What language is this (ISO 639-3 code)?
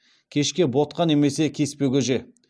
kaz